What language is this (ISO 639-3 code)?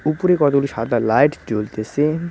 ben